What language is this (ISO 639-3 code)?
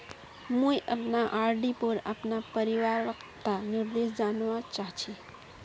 mag